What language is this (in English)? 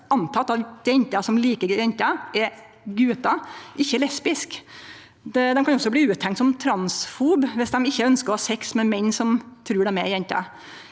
Norwegian